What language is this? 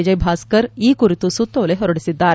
Kannada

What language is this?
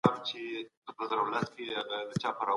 Pashto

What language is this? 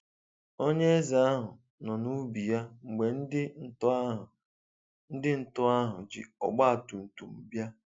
Igbo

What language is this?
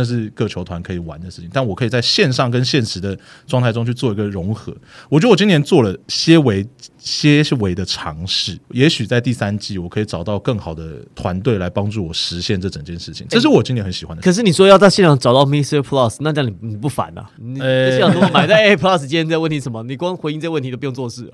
Chinese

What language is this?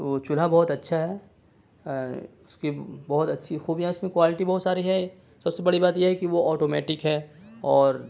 Urdu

